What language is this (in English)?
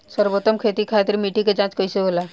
Bhojpuri